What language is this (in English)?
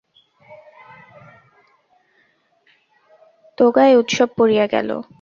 Bangla